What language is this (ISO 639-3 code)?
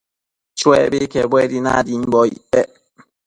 mcf